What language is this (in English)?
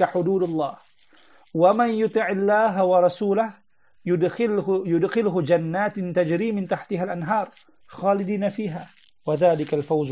Malay